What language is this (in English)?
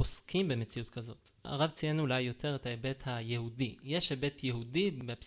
Hebrew